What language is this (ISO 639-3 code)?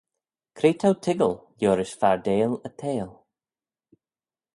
glv